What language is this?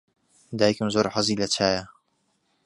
Central Kurdish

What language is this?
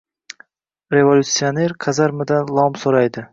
Uzbek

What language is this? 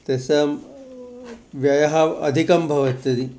Sanskrit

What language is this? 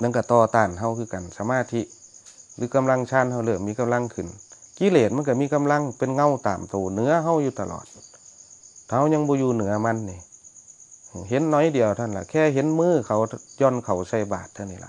Thai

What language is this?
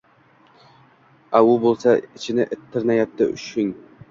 Uzbek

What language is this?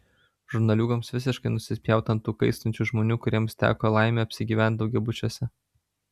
Lithuanian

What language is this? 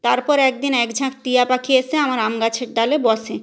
Bangla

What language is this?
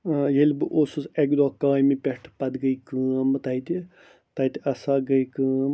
Kashmiri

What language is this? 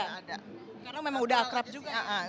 Indonesian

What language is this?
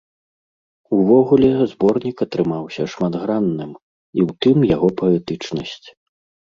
Belarusian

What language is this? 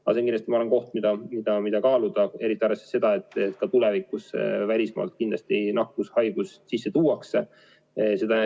Estonian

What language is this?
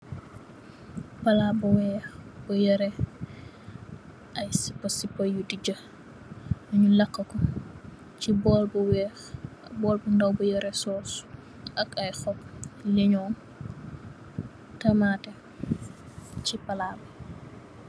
Wolof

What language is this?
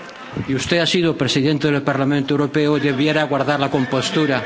Spanish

